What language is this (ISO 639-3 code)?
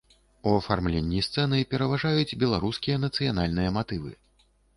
bel